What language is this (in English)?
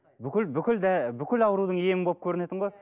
Kazakh